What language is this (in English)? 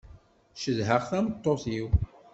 Kabyle